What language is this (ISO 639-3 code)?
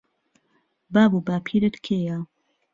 ckb